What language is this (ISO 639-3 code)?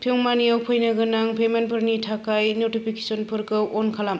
brx